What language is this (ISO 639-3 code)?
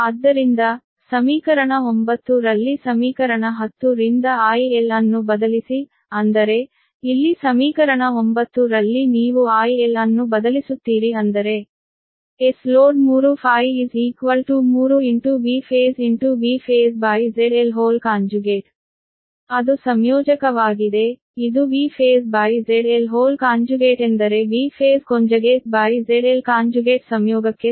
kan